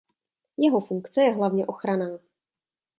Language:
Czech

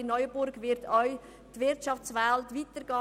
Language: Swiss German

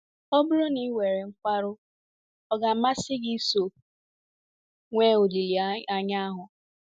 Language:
Igbo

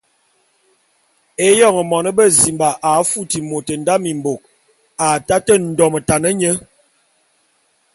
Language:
Bulu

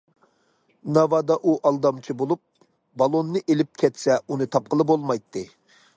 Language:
Uyghur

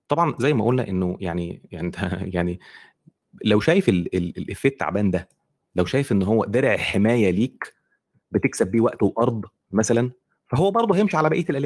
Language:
Arabic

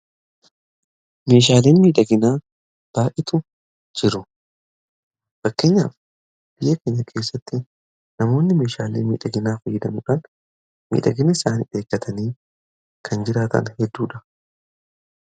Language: Oromo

